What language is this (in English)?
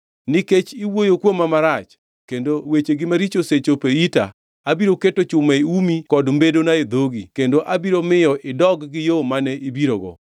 Luo (Kenya and Tanzania)